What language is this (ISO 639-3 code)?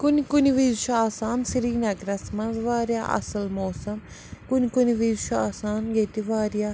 kas